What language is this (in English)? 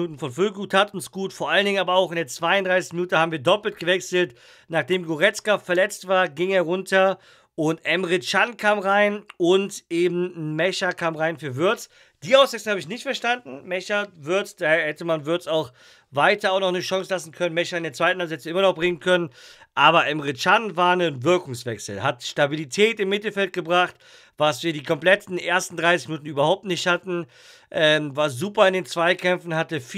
German